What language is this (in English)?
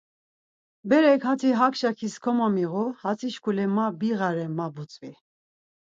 Laz